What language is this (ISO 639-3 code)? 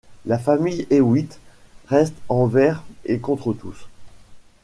fra